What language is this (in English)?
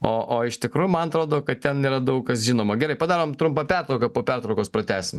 Lithuanian